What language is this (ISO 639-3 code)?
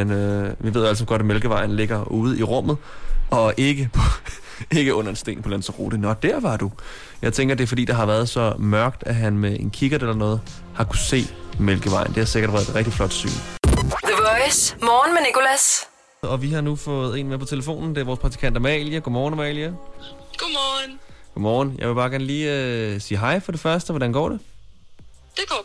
dan